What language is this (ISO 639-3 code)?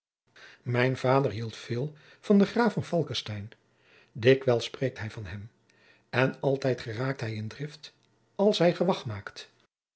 nld